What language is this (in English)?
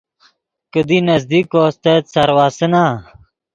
Yidgha